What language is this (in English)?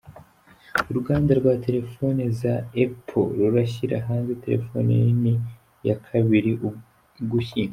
Kinyarwanda